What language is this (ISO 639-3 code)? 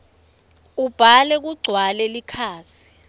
ssw